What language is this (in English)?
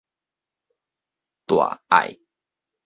Min Nan Chinese